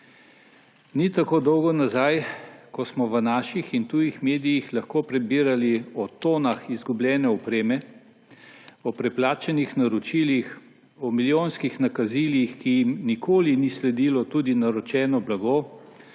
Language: Slovenian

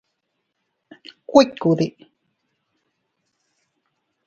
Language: Teutila Cuicatec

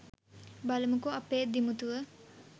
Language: Sinhala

